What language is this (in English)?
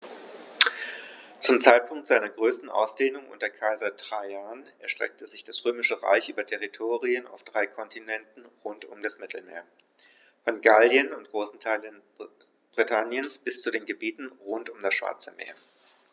German